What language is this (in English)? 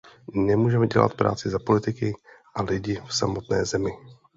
Czech